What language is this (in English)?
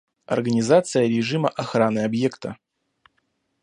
Russian